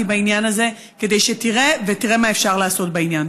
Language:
Hebrew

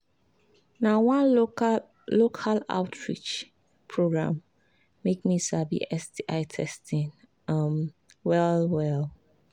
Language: Nigerian Pidgin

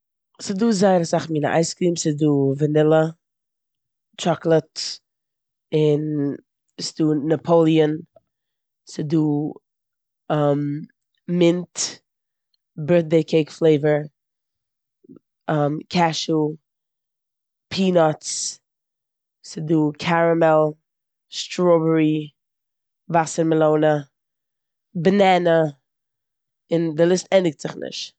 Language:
Yiddish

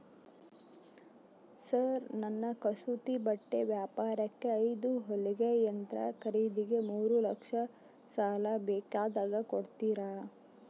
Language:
Kannada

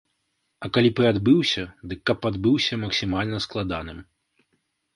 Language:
Belarusian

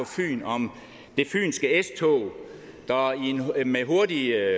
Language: Danish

